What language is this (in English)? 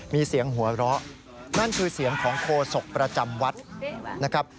Thai